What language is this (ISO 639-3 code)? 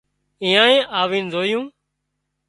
kxp